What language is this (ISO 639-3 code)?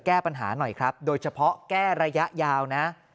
tha